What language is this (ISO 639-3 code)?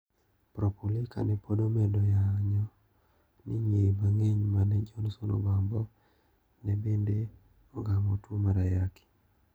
luo